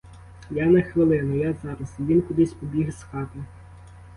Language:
Ukrainian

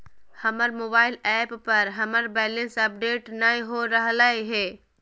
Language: Magahi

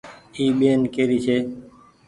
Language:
Goaria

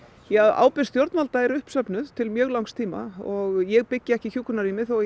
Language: Icelandic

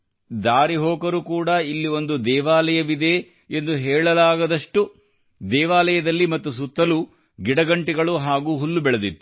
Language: Kannada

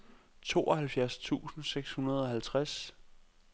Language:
Danish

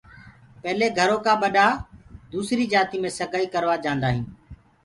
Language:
Gurgula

